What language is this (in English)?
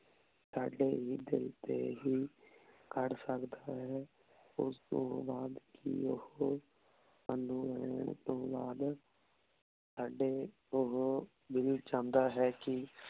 Punjabi